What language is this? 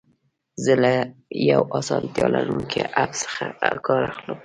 Pashto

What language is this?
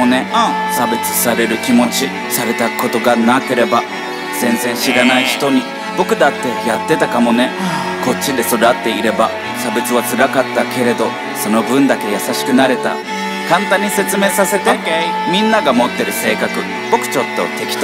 Japanese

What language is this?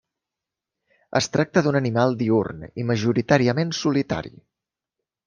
Catalan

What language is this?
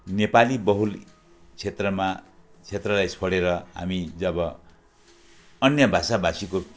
Nepali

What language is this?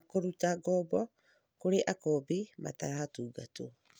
Kikuyu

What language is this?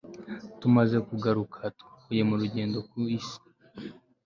Kinyarwanda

